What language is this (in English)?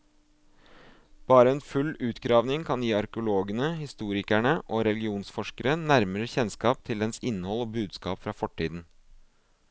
Norwegian